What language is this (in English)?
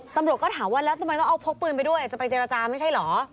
Thai